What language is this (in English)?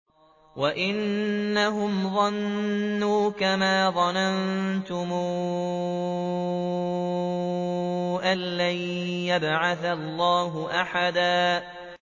Arabic